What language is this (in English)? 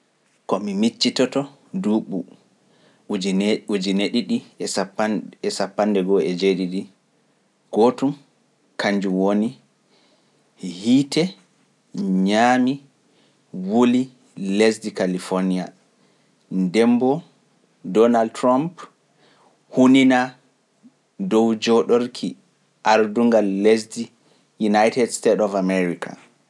Pular